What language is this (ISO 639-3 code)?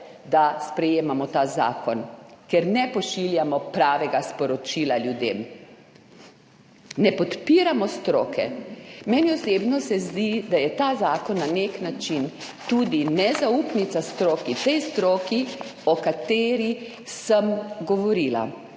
slv